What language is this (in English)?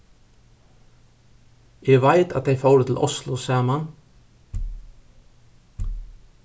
Faroese